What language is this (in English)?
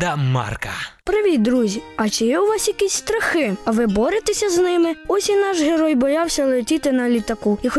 Ukrainian